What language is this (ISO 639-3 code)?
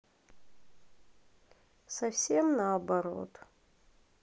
rus